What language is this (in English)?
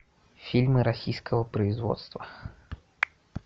Russian